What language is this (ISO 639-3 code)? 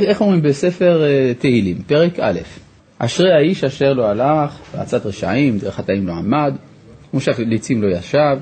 heb